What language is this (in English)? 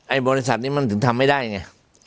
Thai